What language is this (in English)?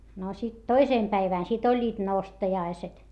Finnish